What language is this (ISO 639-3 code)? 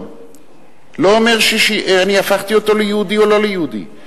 heb